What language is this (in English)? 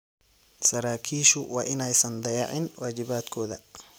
Somali